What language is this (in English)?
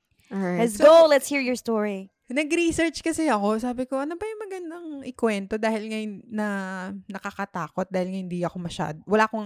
Filipino